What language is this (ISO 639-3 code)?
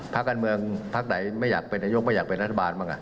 tha